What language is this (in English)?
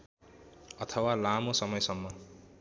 Nepali